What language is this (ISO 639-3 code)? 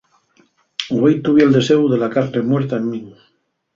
ast